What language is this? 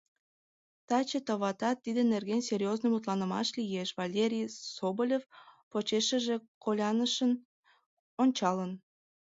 Mari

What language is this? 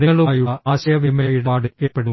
Malayalam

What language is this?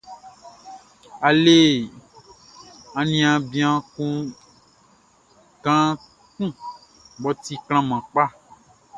Baoulé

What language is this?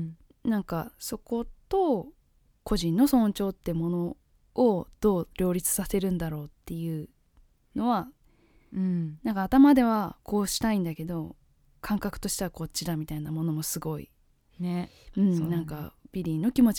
Japanese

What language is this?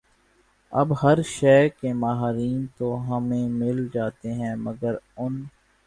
Urdu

